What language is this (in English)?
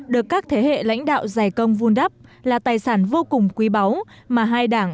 Vietnamese